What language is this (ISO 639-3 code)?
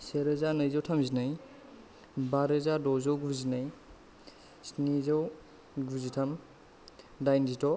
brx